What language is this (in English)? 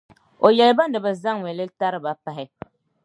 Dagbani